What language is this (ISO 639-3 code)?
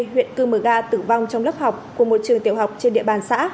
vie